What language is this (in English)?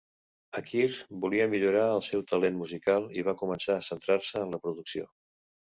Catalan